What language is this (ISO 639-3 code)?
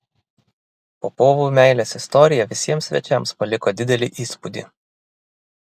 lit